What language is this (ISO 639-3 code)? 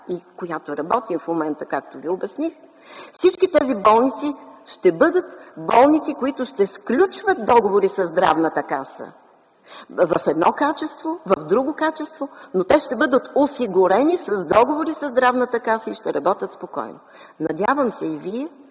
bul